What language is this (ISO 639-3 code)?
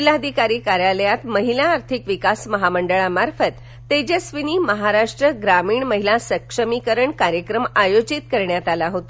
mar